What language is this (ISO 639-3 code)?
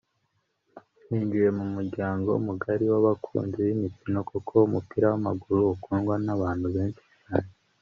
kin